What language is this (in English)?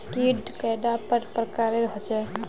Magahi